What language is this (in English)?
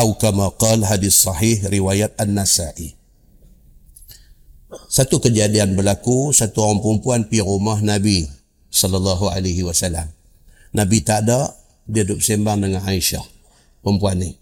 Malay